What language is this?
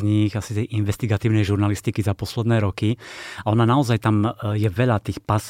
Slovak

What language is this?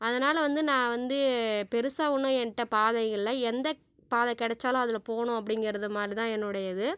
Tamil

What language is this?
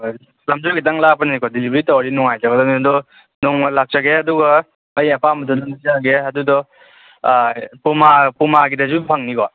Manipuri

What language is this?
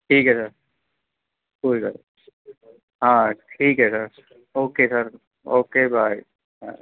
Punjabi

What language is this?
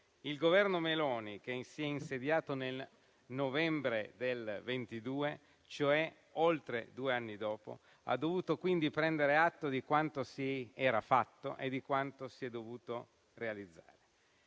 Italian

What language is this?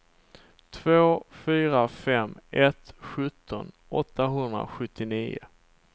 Swedish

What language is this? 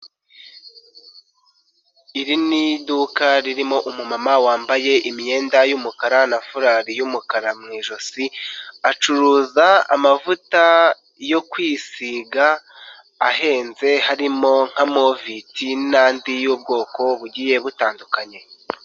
Kinyarwanda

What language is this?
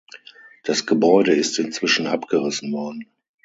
German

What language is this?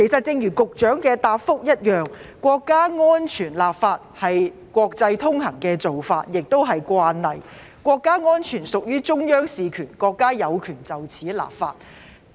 Cantonese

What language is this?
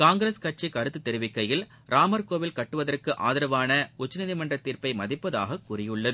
Tamil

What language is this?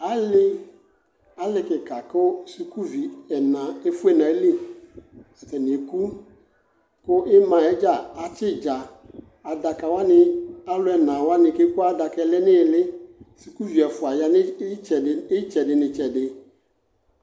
Ikposo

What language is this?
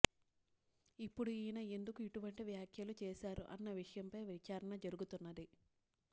Telugu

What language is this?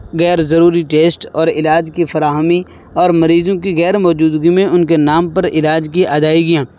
Urdu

